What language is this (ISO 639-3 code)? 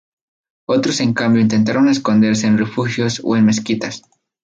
spa